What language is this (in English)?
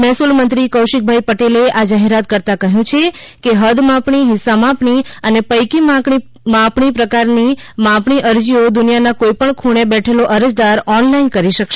Gujarati